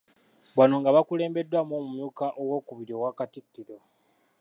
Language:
Ganda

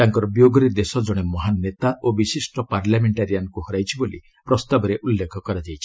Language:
Odia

